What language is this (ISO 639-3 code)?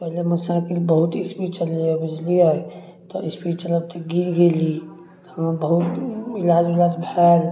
mai